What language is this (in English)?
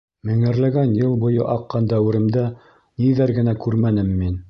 Bashkir